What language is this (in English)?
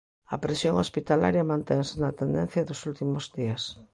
Galician